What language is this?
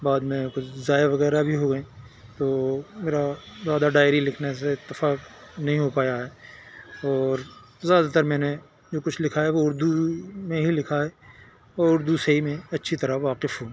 Urdu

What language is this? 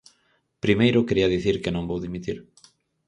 Galician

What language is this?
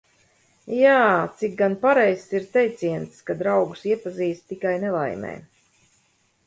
Latvian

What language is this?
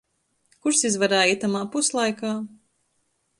Latgalian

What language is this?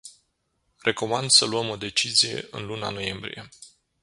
Romanian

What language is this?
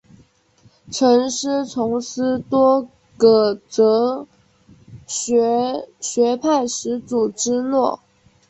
Chinese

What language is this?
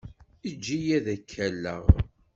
Kabyle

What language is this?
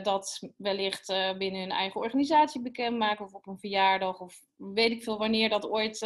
Dutch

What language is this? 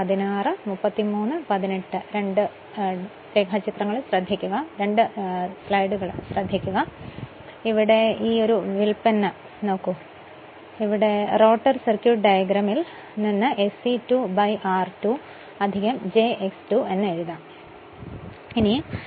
Malayalam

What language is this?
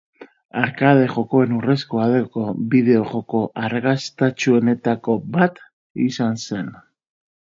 Basque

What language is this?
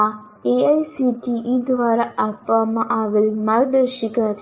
Gujarati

